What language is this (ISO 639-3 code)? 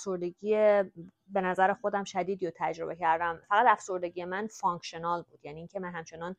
fas